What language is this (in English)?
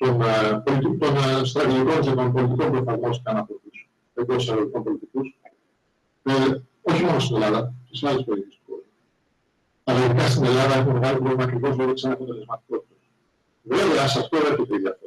Greek